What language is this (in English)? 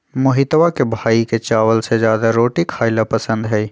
Magahi